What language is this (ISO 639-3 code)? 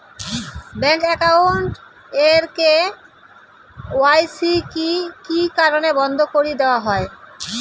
ben